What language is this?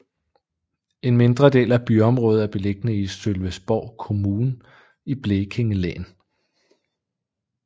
Danish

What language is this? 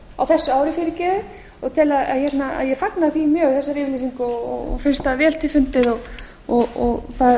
Icelandic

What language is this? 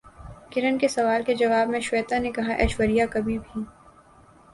Urdu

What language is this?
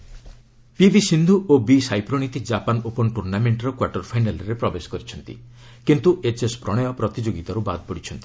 Odia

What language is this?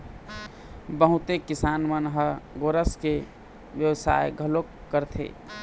Chhattisgarhi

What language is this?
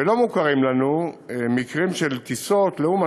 Hebrew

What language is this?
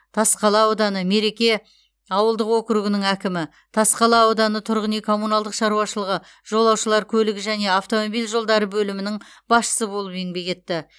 Kazakh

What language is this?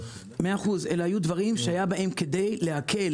Hebrew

